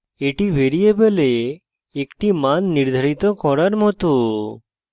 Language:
Bangla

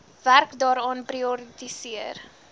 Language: Afrikaans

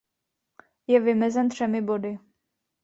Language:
Czech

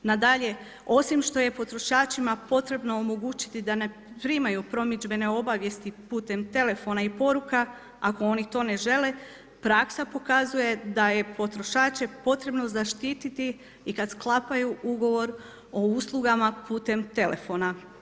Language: Croatian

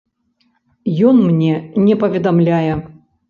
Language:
Belarusian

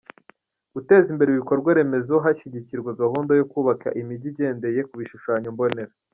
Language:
Kinyarwanda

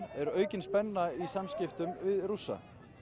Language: Icelandic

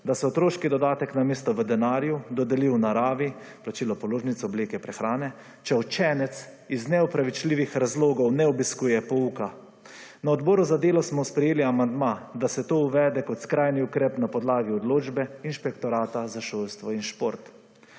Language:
Slovenian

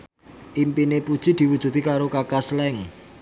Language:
Javanese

